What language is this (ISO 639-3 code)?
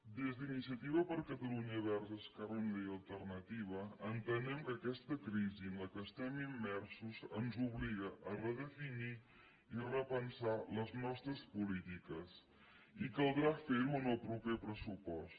cat